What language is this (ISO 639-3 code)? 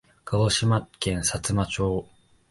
jpn